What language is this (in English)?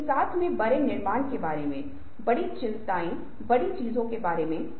Hindi